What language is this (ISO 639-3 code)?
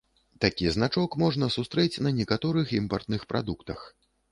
bel